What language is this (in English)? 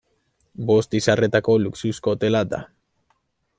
Basque